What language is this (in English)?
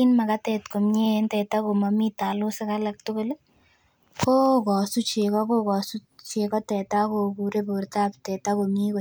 Kalenjin